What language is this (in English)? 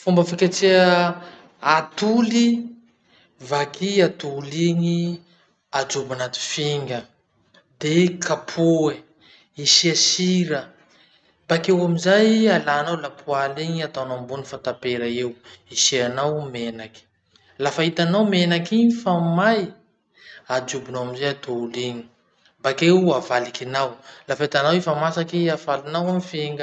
Masikoro Malagasy